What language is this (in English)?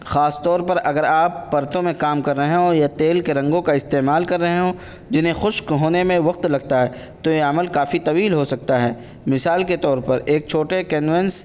Urdu